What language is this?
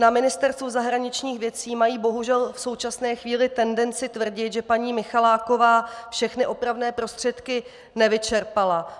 Czech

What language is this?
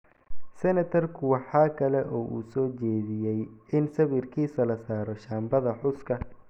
Somali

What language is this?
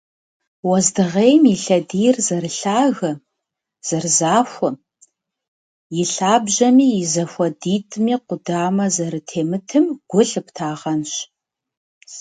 Kabardian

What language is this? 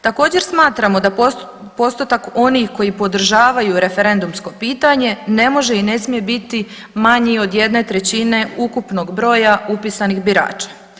Croatian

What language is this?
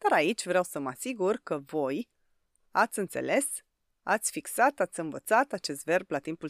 Romanian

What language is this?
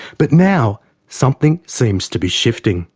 English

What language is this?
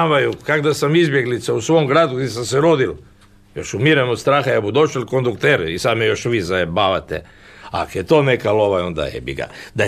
Croatian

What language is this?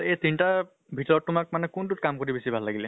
Assamese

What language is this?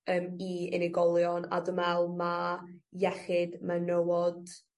Welsh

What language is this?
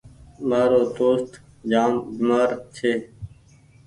Goaria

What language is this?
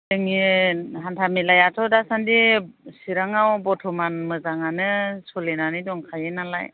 Bodo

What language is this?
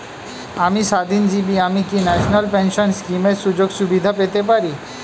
Bangla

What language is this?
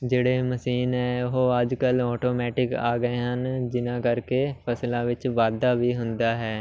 Punjabi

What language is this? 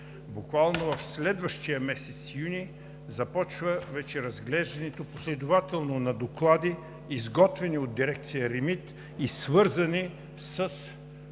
Bulgarian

